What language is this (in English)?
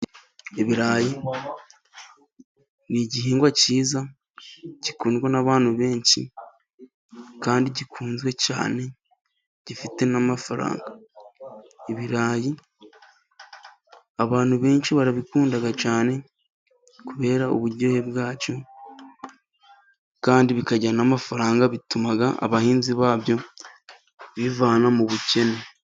Kinyarwanda